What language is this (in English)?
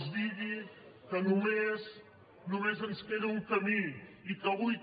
Catalan